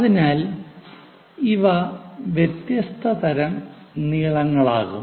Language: Malayalam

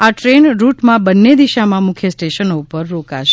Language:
Gujarati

